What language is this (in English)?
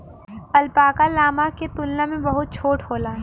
Bhojpuri